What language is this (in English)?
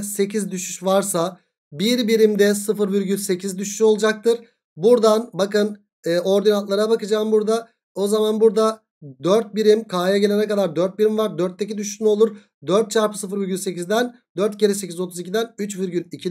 Turkish